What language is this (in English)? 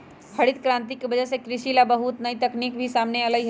Magahi